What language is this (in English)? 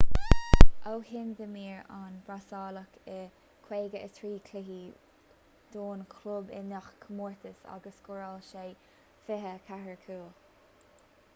Irish